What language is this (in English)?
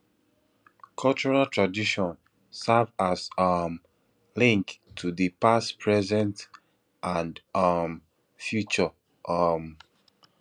Nigerian Pidgin